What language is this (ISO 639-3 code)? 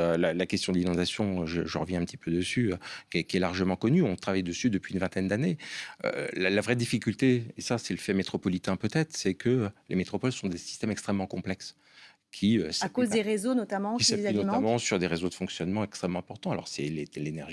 fra